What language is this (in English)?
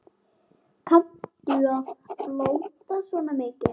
Icelandic